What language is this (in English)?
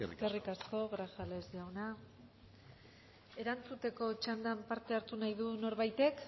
Basque